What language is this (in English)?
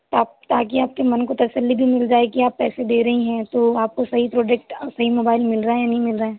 Hindi